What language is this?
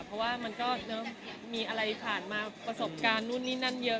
Thai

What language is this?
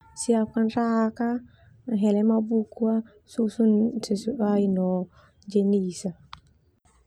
Termanu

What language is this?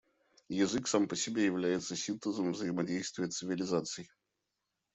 Russian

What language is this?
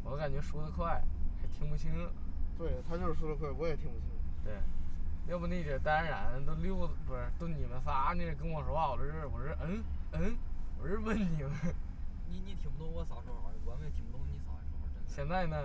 Chinese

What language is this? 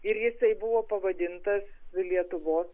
Lithuanian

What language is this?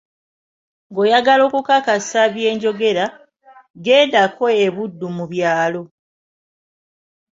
Ganda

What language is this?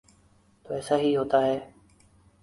Urdu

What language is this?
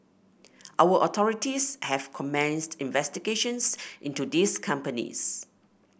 English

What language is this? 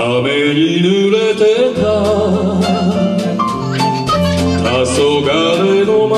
Romanian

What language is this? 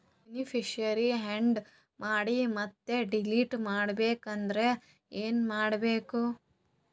Kannada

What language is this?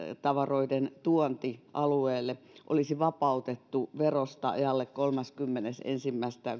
Finnish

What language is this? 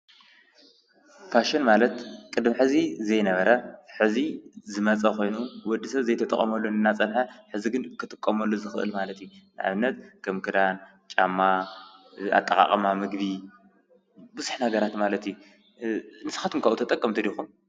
Tigrinya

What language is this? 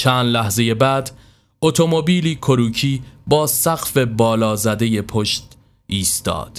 Persian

